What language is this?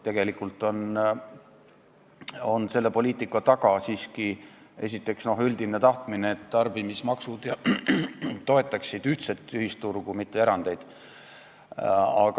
Estonian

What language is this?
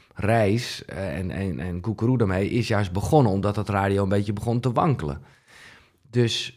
Dutch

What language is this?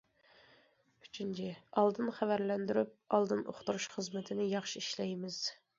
Uyghur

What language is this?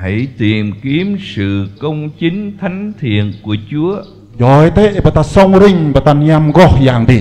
Vietnamese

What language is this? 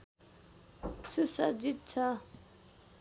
Nepali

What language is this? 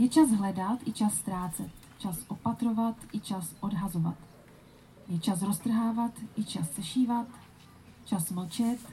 Czech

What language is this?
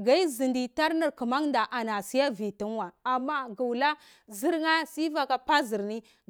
Cibak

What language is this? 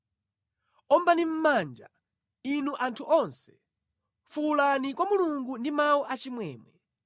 Nyanja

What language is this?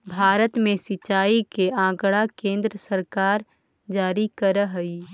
Magahi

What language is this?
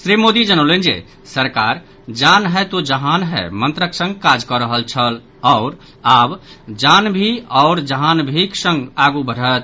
Maithili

